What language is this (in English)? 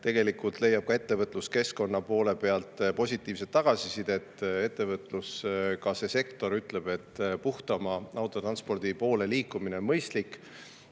Estonian